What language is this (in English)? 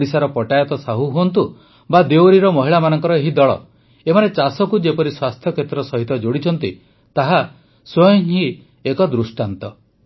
Odia